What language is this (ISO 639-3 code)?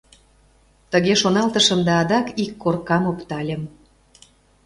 chm